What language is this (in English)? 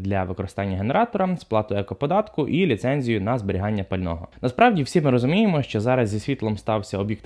Ukrainian